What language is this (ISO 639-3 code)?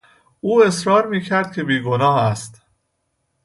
fas